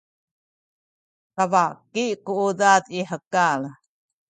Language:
Sakizaya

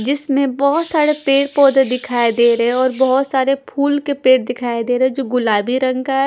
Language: Hindi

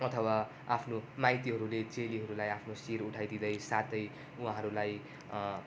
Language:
Nepali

